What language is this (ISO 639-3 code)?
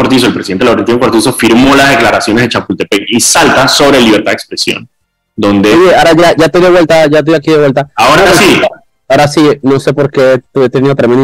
spa